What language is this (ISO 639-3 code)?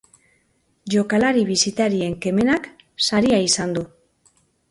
eus